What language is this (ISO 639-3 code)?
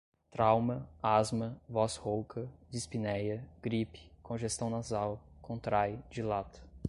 por